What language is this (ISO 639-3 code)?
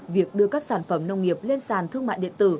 vie